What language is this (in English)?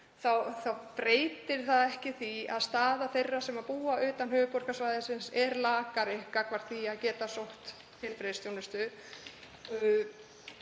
Icelandic